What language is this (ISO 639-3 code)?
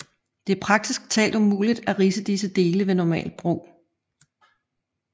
dan